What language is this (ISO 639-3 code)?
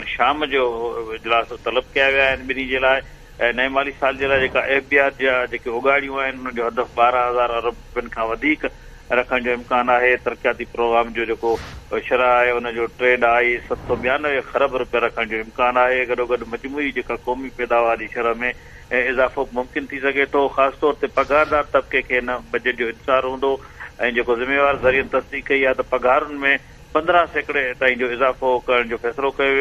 hin